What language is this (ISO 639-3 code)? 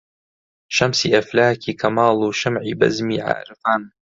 ckb